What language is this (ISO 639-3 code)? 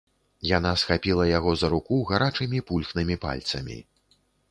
bel